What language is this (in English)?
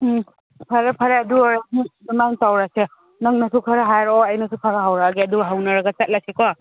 Manipuri